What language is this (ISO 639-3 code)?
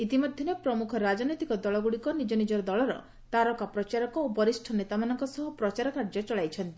ori